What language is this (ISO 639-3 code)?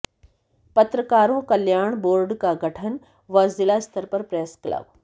hin